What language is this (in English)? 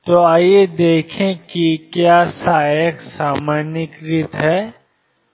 Hindi